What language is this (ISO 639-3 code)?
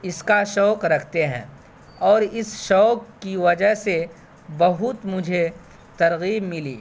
urd